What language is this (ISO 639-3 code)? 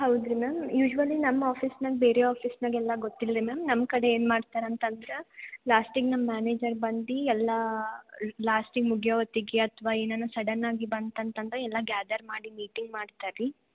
kan